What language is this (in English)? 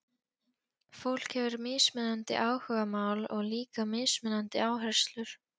Icelandic